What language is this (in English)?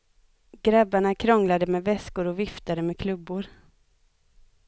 Swedish